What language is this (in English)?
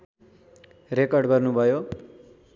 Nepali